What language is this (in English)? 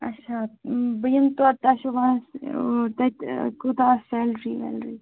Kashmiri